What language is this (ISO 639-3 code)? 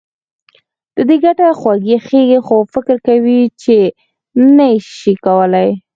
pus